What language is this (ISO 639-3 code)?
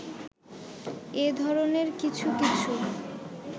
ben